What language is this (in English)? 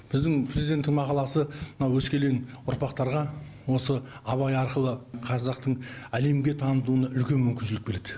Kazakh